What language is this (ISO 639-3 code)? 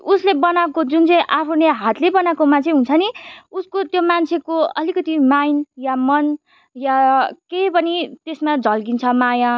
nep